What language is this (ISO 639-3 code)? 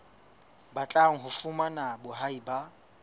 sot